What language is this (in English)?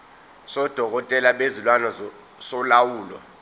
Zulu